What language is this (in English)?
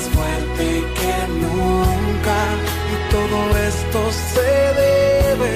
Spanish